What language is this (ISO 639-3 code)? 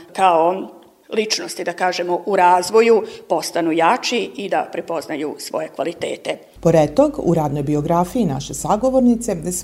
hrv